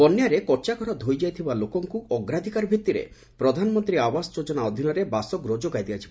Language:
Odia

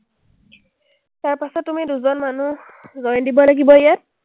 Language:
Assamese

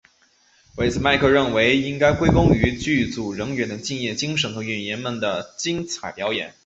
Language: Chinese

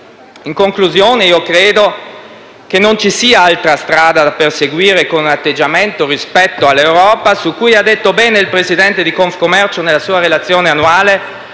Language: Italian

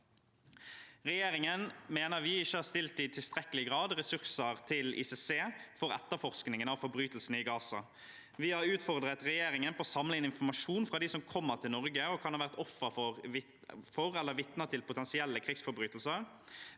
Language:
Norwegian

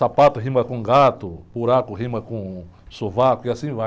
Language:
Portuguese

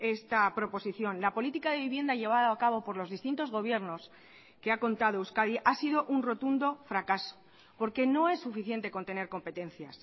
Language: Spanish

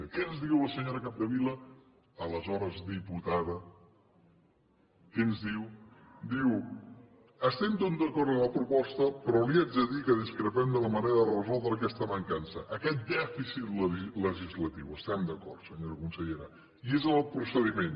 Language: Catalan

